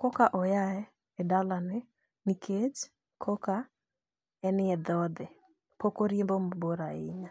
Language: Luo (Kenya and Tanzania)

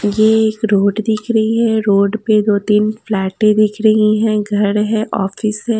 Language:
Hindi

